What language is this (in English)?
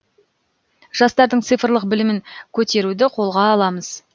Kazakh